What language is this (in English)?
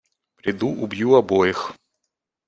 Russian